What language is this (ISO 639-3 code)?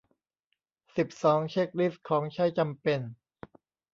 tha